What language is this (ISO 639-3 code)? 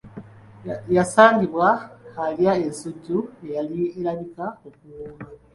lug